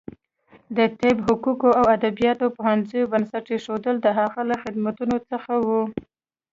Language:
Pashto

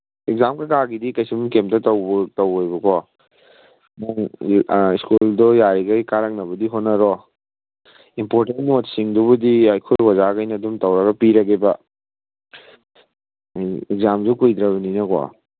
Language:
Manipuri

